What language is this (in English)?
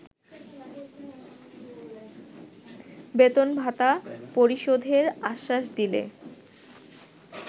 Bangla